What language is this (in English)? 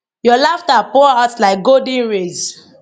Nigerian Pidgin